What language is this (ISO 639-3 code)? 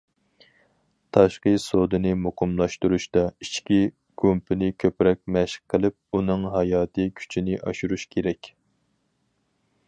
uig